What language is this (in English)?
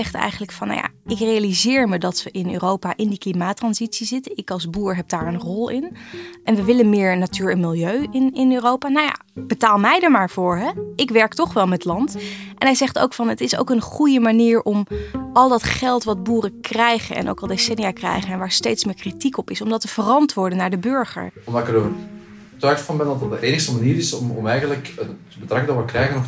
Dutch